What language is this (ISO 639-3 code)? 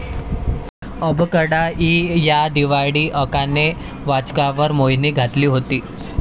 mar